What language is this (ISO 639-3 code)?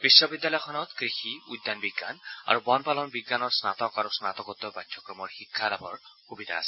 asm